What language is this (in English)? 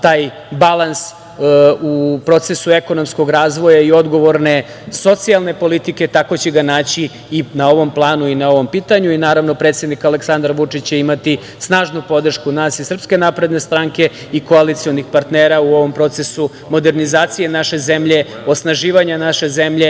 Serbian